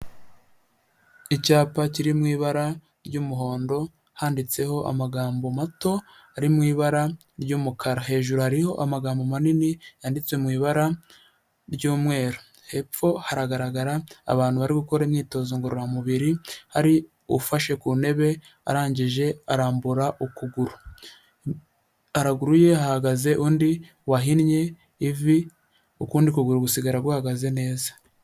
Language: Kinyarwanda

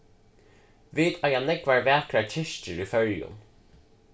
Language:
Faroese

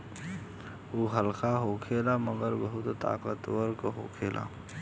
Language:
Bhojpuri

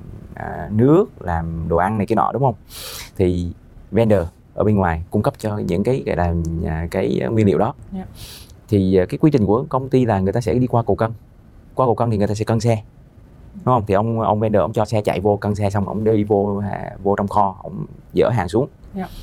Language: Vietnamese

